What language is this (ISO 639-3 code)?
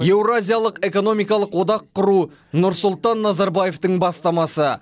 kaz